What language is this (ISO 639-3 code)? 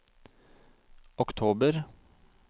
nor